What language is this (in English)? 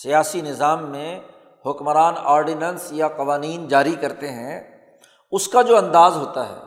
Urdu